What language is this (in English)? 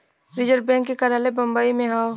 Bhojpuri